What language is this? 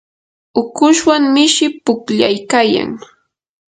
Yanahuanca Pasco Quechua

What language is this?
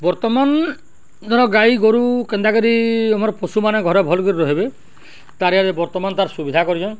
Odia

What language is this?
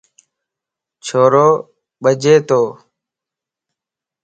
Lasi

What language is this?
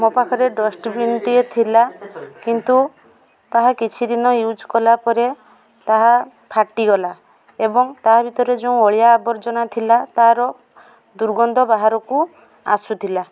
Odia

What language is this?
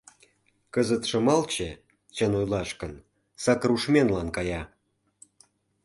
Mari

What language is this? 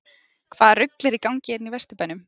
Icelandic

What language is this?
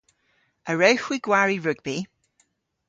Cornish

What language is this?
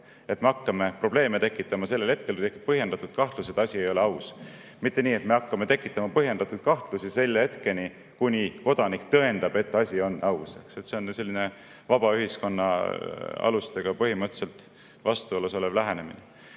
Estonian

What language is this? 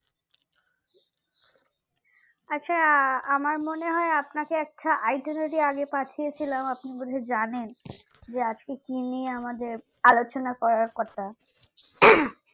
Bangla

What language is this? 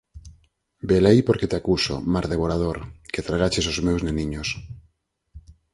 Galician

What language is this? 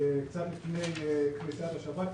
Hebrew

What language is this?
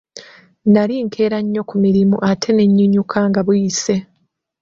Ganda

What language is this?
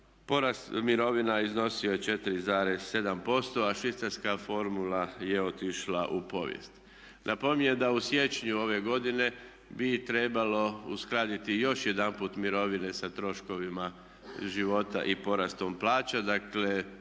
Croatian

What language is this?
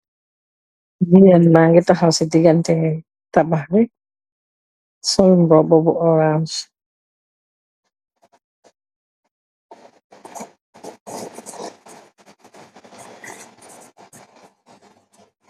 Wolof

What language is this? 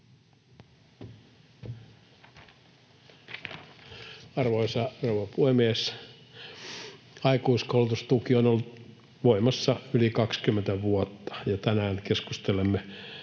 Finnish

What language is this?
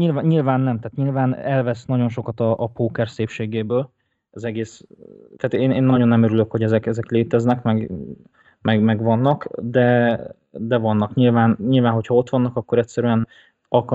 Hungarian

